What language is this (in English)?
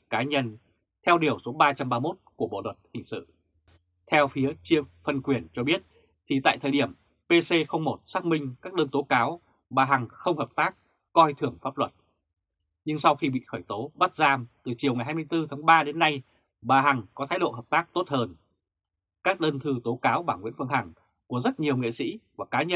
Vietnamese